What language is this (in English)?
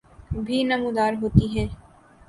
Urdu